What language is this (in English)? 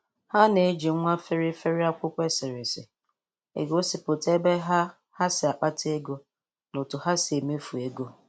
Igbo